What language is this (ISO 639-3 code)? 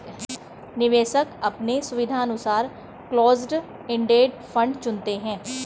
hin